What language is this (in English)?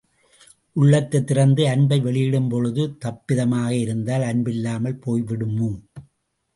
Tamil